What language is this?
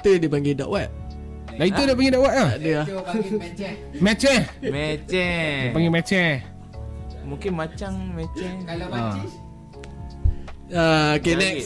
Malay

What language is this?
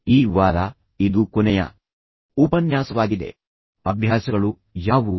Kannada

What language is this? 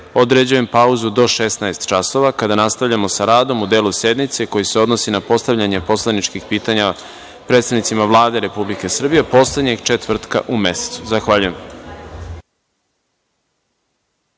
Serbian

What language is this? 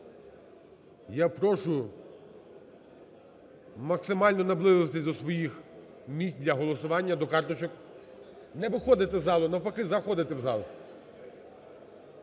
Ukrainian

